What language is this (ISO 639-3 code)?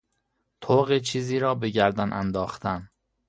fas